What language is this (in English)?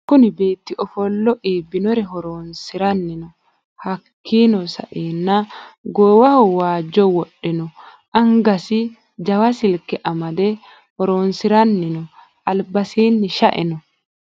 Sidamo